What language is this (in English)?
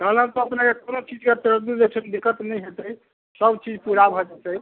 Maithili